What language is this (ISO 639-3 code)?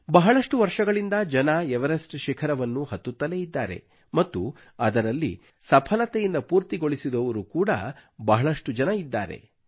kan